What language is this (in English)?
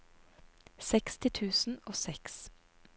Norwegian